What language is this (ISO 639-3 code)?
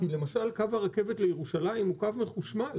heb